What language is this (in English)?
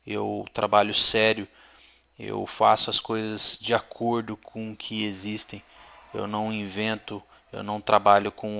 Portuguese